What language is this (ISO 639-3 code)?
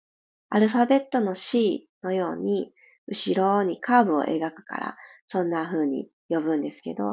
jpn